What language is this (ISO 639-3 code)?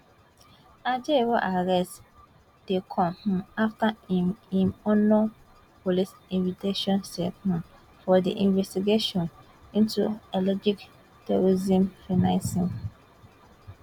pcm